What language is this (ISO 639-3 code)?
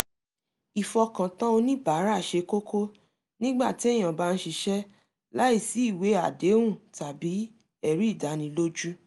yor